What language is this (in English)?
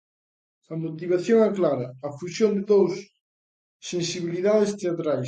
Galician